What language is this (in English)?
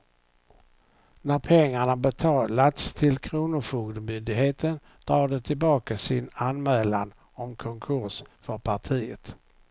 Swedish